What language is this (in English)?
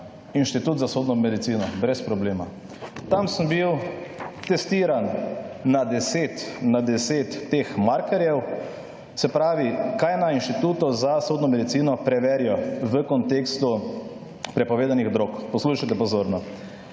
Slovenian